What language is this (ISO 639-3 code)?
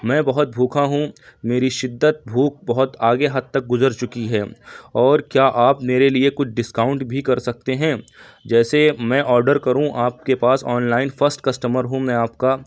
urd